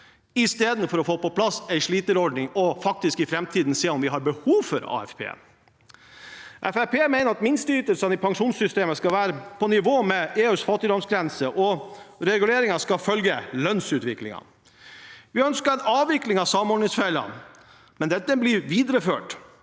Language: Norwegian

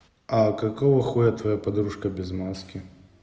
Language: Russian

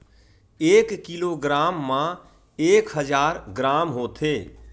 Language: Chhattisgarhi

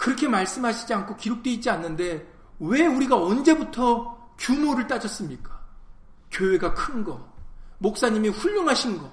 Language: Korean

